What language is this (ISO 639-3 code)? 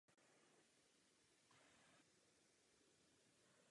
ces